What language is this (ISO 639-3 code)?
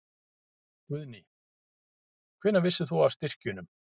isl